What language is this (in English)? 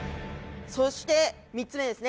Japanese